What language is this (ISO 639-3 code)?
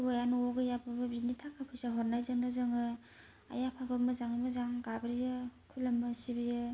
brx